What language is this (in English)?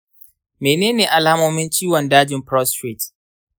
Hausa